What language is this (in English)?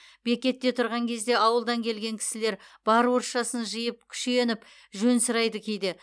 Kazakh